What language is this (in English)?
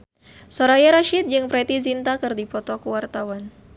Sundanese